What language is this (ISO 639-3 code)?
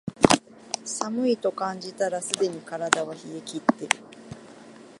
jpn